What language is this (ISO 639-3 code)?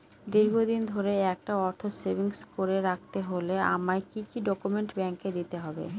ben